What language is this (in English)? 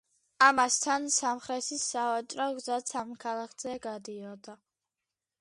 Georgian